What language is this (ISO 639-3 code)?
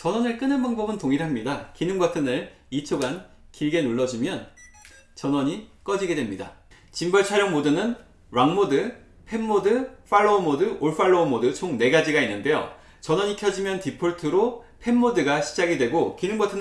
kor